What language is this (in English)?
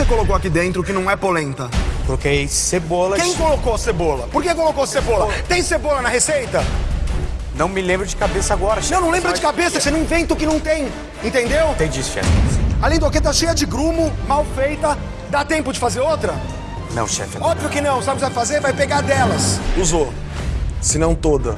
Portuguese